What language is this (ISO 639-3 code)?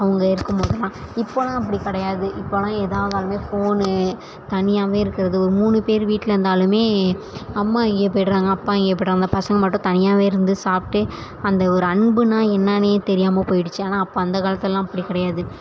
tam